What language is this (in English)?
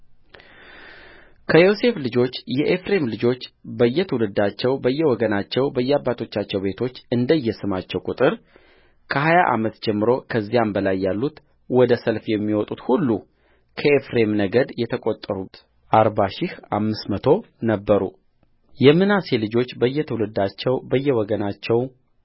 Amharic